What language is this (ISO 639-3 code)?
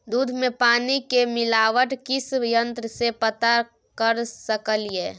mai